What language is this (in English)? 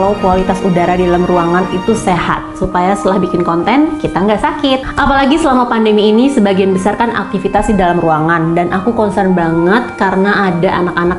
Indonesian